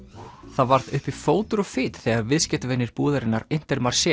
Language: Icelandic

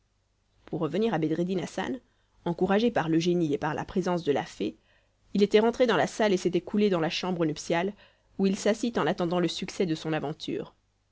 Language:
French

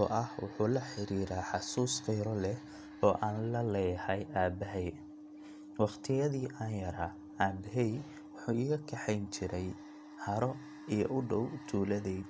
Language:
Somali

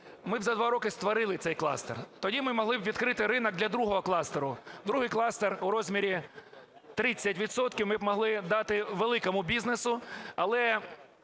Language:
Ukrainian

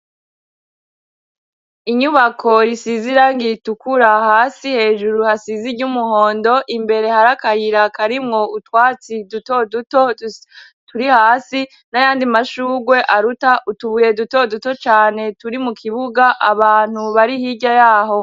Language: Rundi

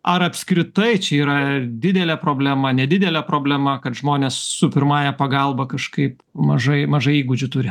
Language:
Lithuanian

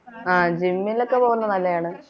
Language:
Malayalam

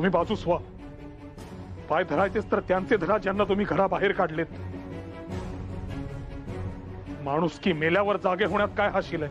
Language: Hindi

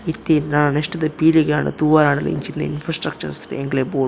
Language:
Tulu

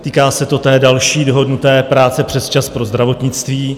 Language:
Czech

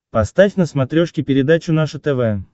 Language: Russian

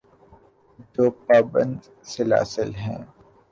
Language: Urdu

